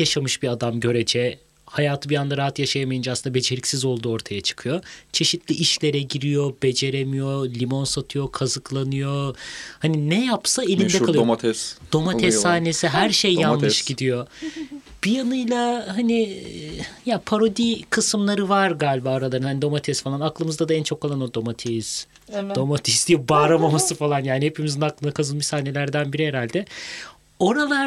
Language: Turkish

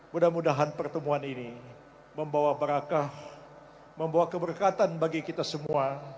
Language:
Indonesian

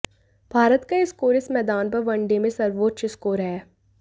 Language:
Hindi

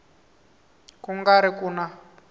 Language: Tsonga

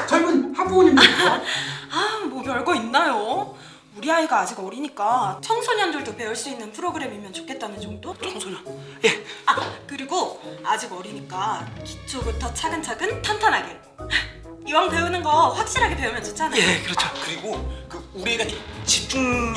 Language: Korean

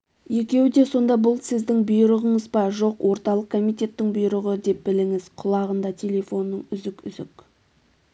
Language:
Kazakh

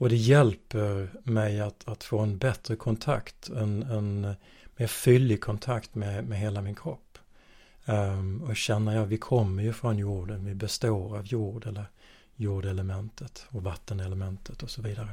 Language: Swedish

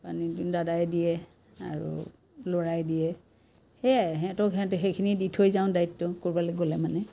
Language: Assamese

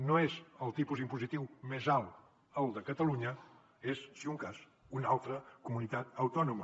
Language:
Catalan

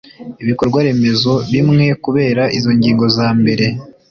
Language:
Kinyarwanda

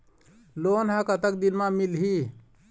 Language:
Chhattisgarhi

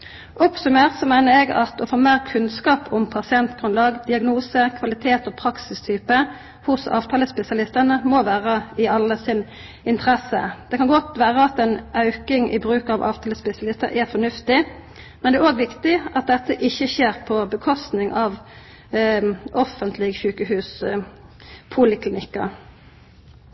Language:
Norwegian Nynorsk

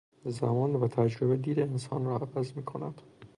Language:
Persian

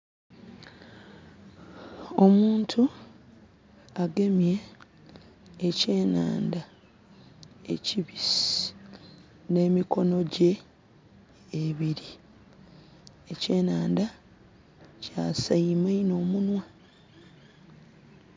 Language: Soga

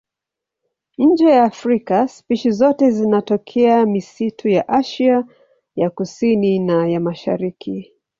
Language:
Swahili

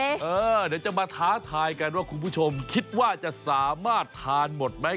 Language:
Thai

